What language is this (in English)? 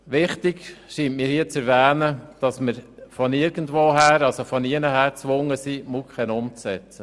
Swiss German